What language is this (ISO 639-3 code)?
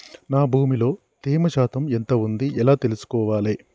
tel